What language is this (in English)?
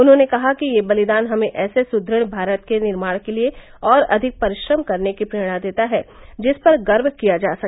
Hindi